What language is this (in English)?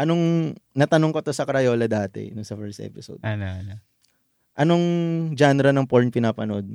Filipino